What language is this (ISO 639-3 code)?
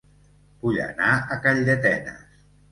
cat